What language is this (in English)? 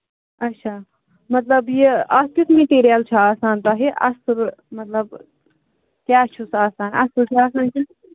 Kashmiri